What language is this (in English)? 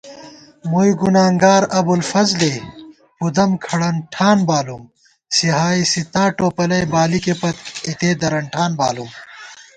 Gawar-Bati